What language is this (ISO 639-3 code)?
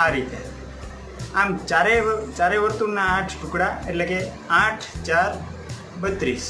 guj